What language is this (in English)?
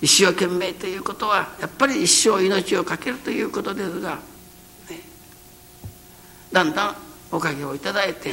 Japanese